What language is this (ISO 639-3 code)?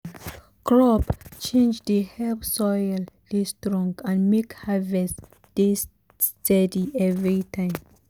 pcm